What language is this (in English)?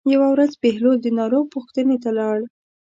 Pashto